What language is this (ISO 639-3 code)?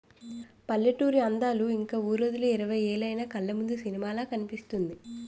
tel